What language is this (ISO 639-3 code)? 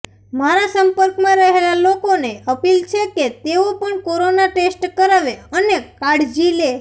guj